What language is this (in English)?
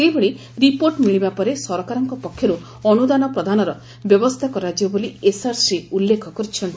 Odia